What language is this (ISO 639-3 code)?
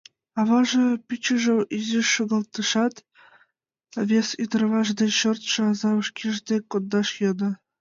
chm